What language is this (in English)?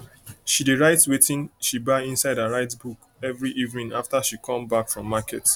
Nigerian Pidgin